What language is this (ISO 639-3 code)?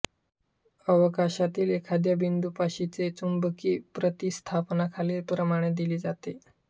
mar